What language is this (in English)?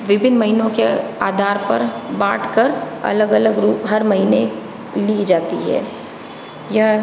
Hindi